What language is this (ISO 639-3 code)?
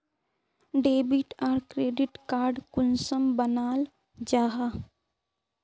mag